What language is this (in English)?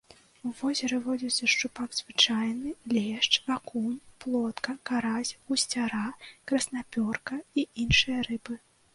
Belarusian